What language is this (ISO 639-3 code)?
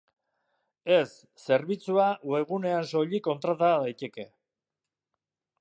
eus